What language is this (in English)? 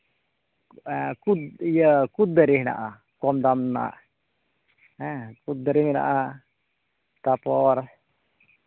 Santali